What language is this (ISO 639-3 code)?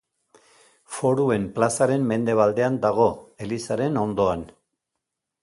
eus